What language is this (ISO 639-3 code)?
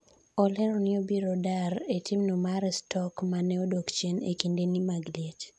luo